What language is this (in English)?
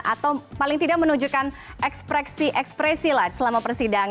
Indonesian